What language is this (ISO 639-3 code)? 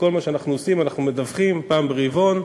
heb